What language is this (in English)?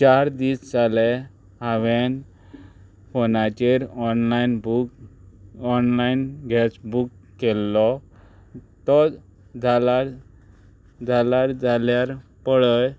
Konkani